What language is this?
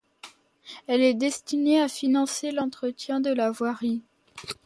French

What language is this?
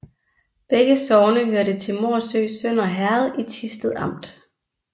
Danish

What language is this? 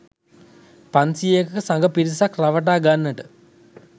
Sinhala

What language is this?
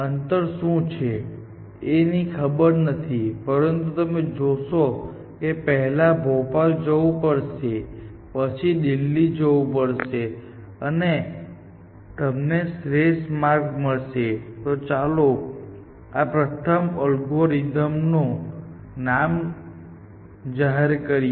Gujarati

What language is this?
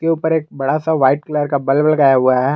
Hindi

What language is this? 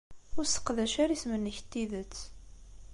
Kabyle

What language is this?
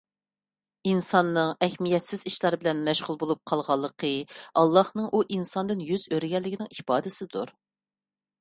Uyghur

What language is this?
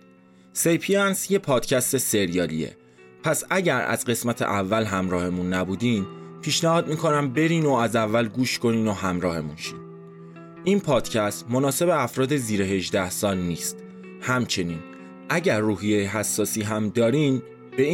Persian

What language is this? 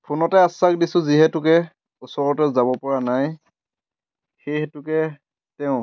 Assamese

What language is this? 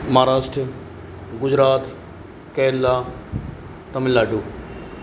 Sindhi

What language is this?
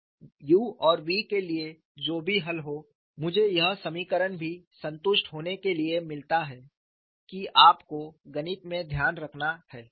Hindi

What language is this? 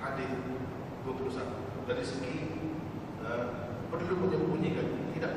Malay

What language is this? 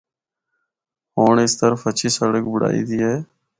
Northern Hindko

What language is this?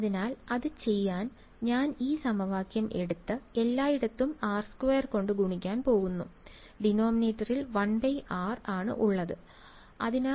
Malayalam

